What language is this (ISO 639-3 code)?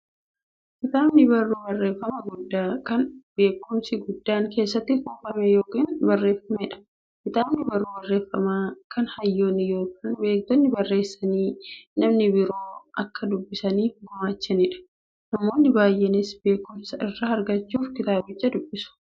orm